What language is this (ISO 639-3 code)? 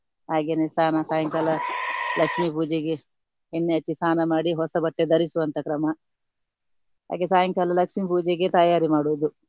kan